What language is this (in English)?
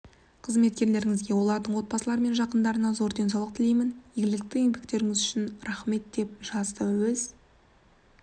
Kazakh